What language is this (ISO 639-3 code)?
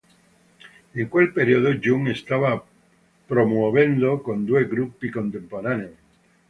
ita